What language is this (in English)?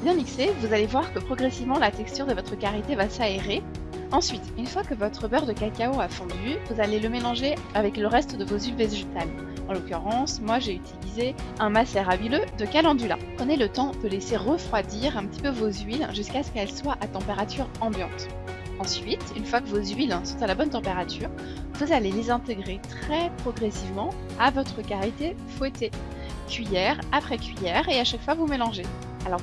French